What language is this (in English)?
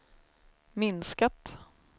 Swedish